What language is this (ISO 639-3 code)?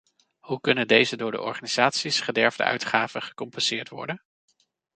nld